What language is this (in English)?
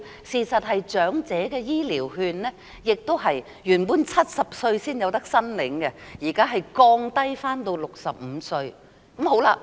Cantonese